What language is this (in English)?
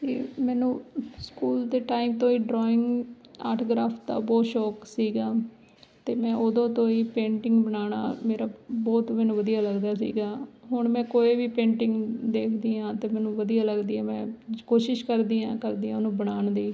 Punjabi